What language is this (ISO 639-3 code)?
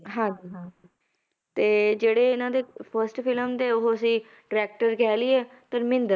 pan